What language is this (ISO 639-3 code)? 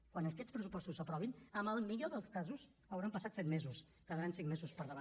cat